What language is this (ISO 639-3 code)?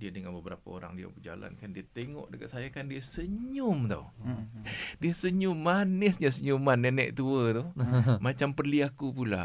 msa